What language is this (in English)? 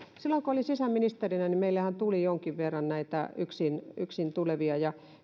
Finnish